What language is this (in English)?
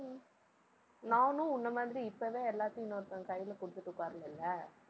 Tamil